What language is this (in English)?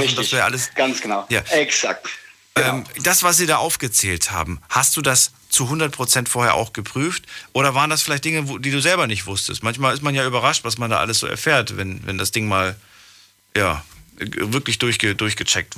German